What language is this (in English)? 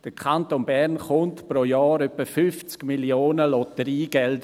Swiss German